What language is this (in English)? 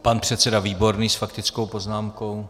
Czech